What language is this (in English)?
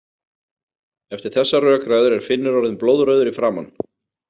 Icelandic